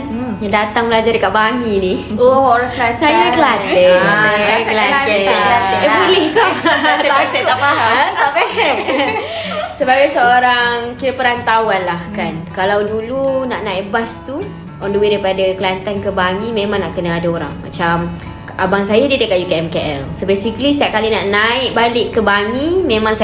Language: Malay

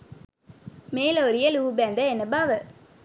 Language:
Sinhala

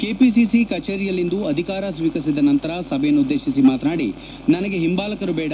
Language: Kannada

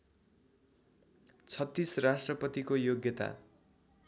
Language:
Nepali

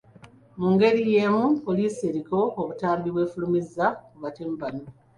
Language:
Ganda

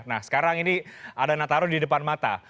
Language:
Indonesian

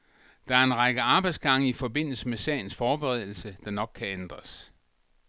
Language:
Danish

